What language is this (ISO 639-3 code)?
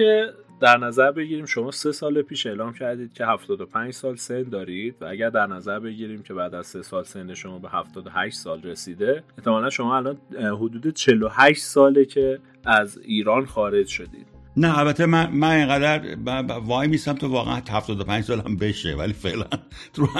fas